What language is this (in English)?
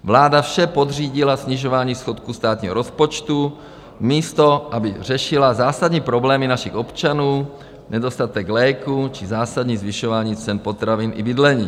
Czech